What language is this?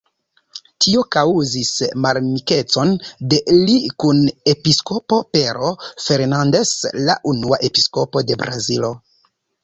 Esperanto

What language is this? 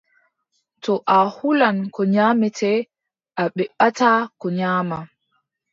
Adamawa Fulfulde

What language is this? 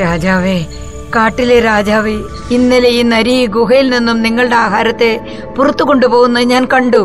Malayalam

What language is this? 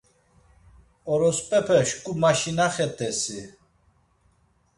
Laz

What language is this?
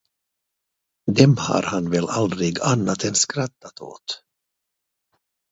Swedish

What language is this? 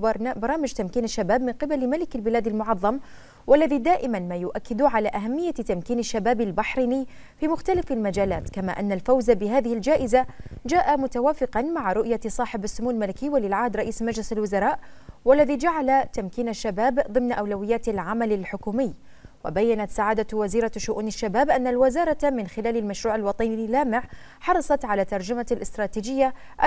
Arabic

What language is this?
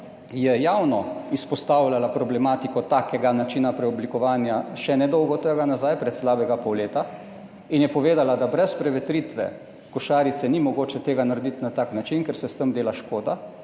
Slovenian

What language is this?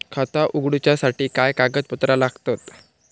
Marathi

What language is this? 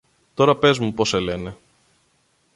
Greek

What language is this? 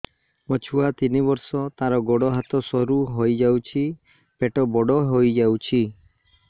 Odia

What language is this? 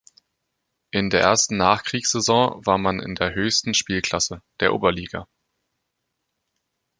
German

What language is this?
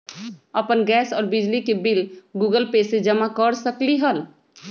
Magahi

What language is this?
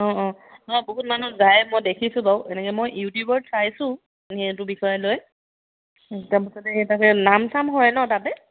Assamese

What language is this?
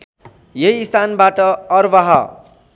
Nepali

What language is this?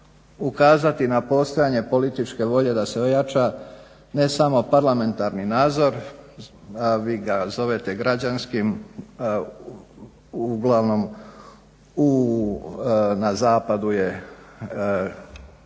Croatian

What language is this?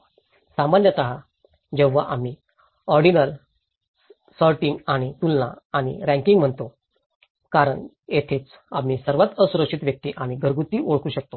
Marathi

